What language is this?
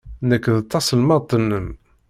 Kabyle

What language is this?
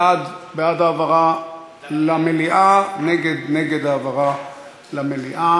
Hebrew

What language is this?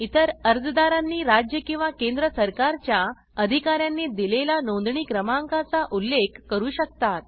Marathi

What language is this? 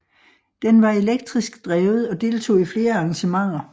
Danish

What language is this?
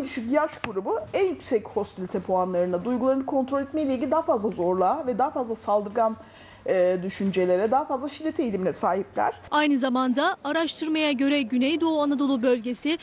Turkish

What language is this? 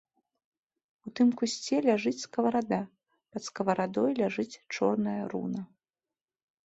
Belarusian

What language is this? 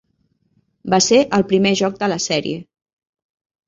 Catalan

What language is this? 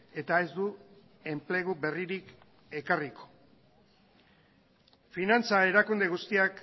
Basque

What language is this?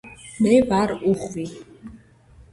Georgian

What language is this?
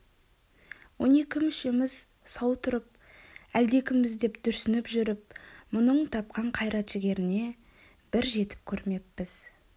Kazakh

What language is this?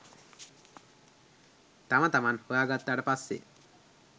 Sinhala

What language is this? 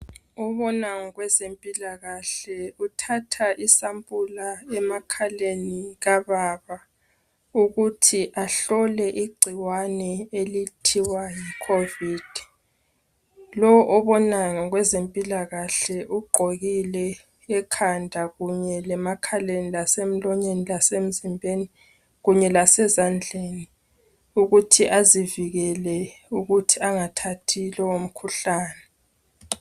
North Ndebele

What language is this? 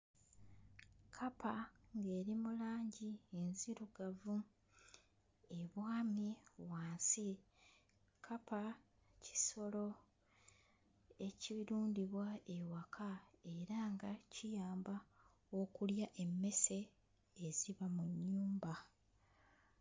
Ganda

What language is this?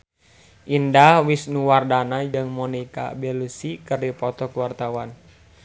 Sundanese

